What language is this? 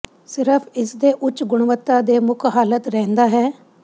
Punjabi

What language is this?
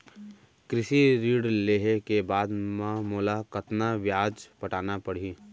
Chhattisgarhi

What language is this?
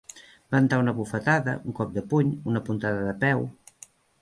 Catalan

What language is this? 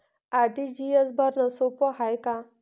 Marathi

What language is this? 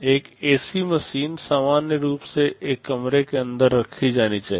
Hindi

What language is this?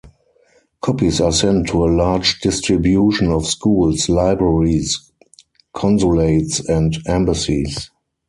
English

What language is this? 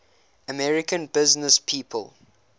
English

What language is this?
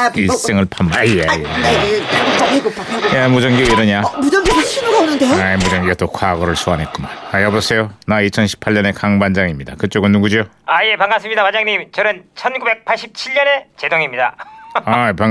Korean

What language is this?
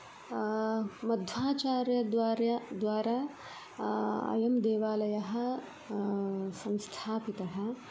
Sanskrit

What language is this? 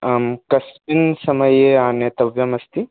Sanskrit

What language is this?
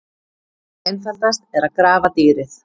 Icelandic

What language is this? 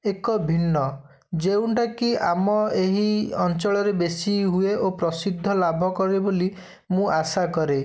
Odia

